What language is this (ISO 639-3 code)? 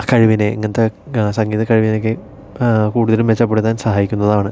mal